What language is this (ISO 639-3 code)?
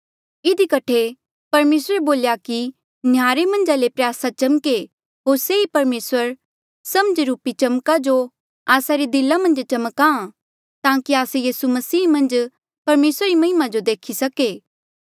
mjl